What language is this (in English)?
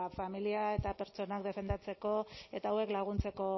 Basque